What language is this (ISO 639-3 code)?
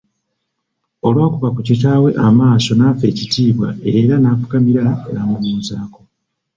lug